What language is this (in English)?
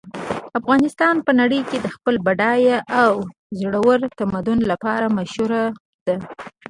Pashto